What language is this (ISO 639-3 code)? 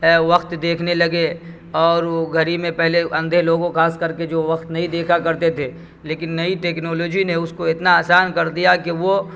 urd